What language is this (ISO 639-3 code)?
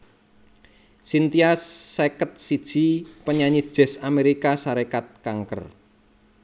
jav